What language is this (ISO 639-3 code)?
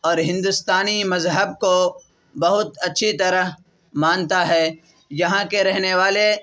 urd